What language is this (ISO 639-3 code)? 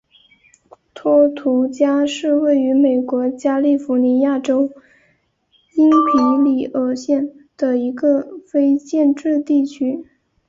zho